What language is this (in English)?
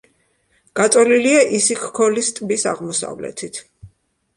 Georgian